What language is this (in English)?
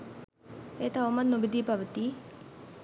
Sinhala